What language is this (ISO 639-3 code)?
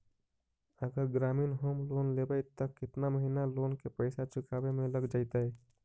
mag